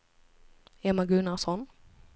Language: Swedish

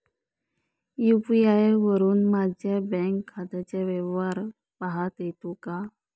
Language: Marathi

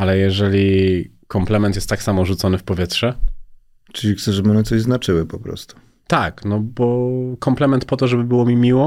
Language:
Polish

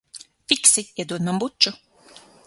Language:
Latvian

